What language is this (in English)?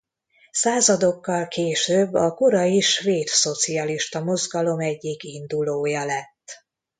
Hungarian